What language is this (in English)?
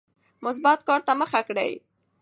Pashto